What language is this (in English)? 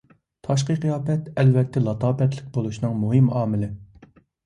Uyghur